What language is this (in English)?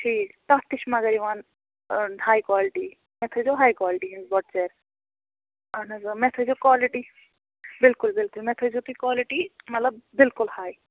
Kashmiri